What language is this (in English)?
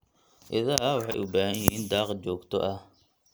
Somali